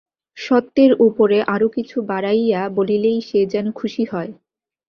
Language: Bangla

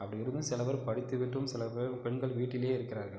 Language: Tamil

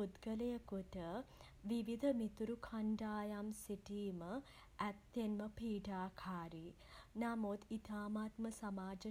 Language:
Sinhala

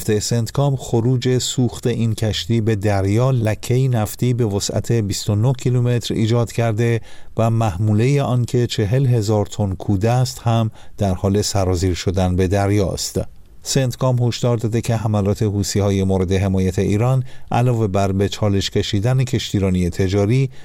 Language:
Persian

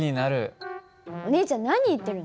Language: Japanese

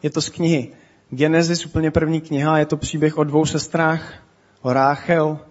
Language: Czech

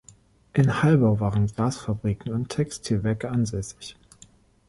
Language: German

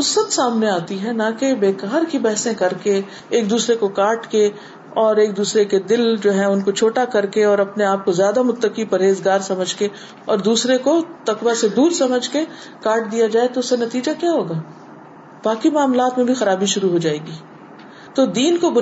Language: Urdu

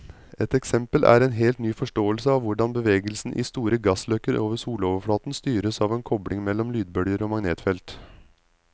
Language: Norwegian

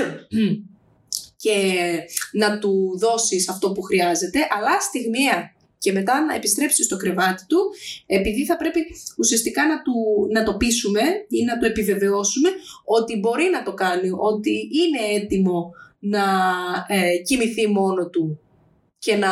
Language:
Greek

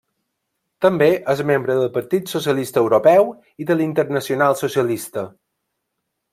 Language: Catalan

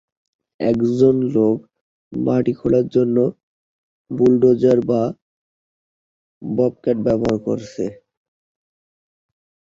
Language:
Bangla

